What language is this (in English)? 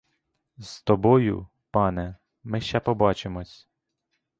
Ukrainian